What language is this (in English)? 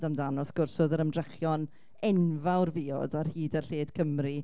Welsh